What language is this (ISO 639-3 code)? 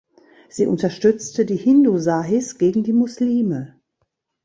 deu